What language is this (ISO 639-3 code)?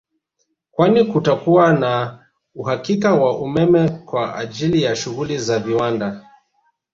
swa